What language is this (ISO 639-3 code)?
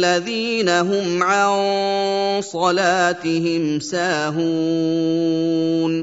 ara